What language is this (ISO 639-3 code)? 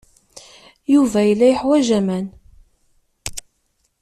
kab